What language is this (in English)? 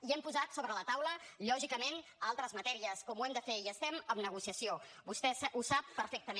Catalan